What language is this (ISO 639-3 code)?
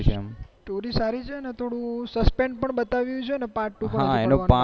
guj